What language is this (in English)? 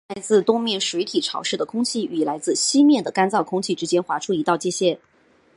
Chinese